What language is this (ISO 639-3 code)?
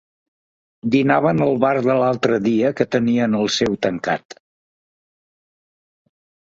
cat